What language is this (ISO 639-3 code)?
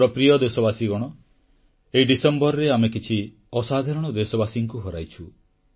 ori